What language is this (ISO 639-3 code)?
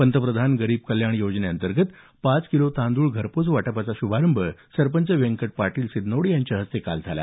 mar